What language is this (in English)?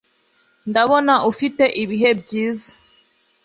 Kinyarwanda